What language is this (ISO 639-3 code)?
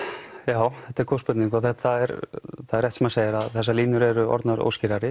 isl